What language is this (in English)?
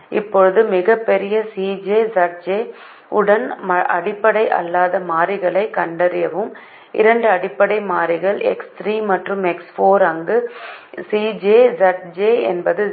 Tamil